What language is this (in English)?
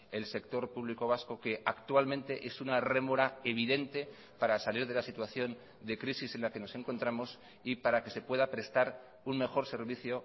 Spanish